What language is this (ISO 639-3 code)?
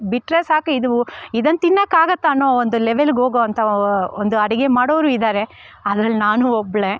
kan